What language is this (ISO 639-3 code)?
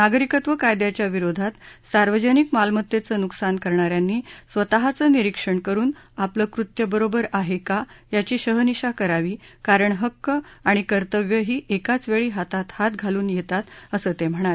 mar